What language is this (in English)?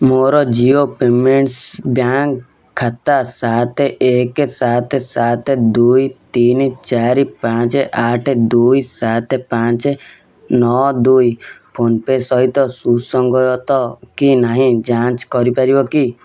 Odia